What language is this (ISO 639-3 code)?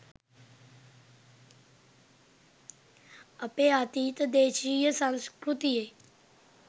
sin